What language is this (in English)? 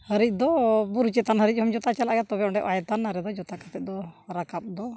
Santali